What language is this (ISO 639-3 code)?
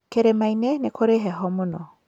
kik